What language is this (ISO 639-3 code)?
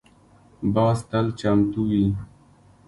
pus